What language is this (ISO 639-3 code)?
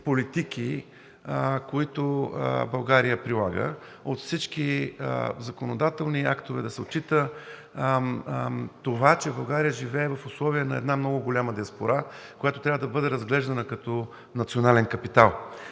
bul